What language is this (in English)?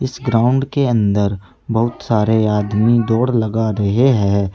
Hindi